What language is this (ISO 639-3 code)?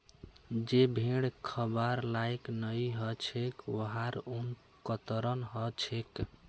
mag